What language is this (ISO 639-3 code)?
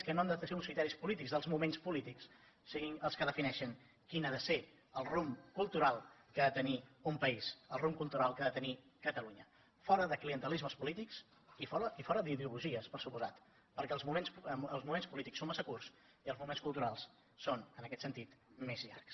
cat